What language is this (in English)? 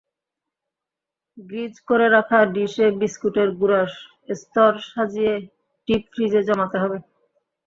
Bangla